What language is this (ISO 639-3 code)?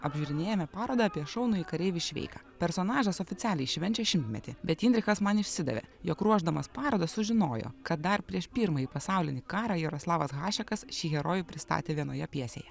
lit